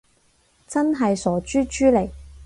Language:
Cantonese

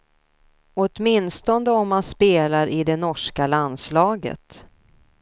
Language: Swedish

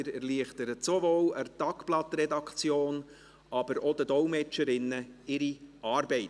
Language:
Swiss German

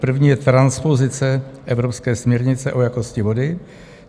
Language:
Czech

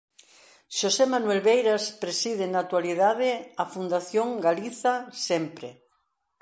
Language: Galician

